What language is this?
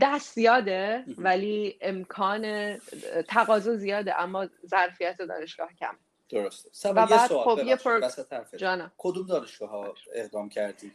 Persian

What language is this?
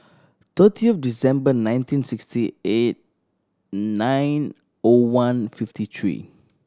English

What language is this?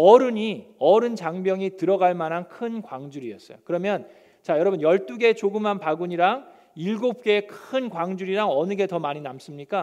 Korean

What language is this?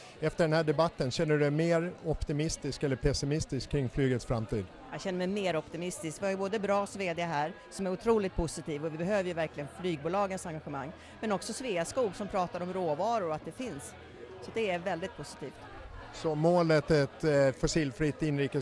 Swedish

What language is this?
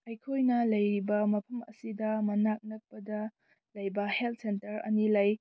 Manipuri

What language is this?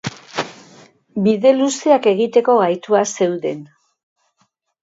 Basque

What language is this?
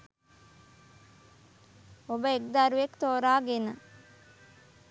Sinhala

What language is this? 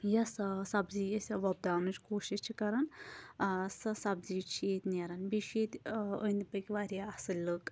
Kashmiri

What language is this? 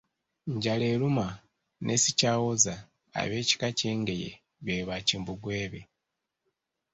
Ganda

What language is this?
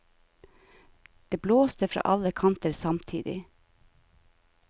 Norwegian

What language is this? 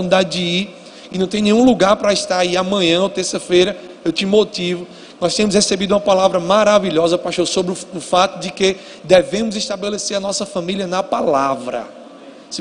Portuguese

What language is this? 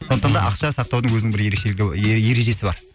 Kazakh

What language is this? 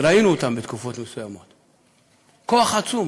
Hebrew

